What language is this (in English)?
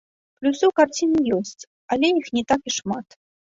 Belarusian